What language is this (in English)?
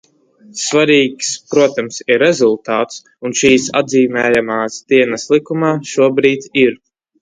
Latvian